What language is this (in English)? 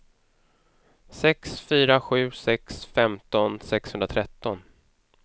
Swedish